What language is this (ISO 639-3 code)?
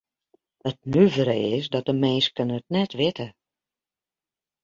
fry